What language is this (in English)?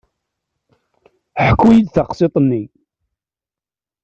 Kabyle